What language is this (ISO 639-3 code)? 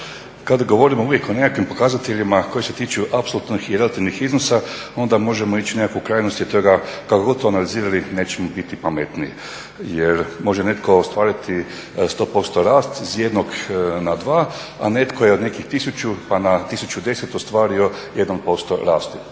hrv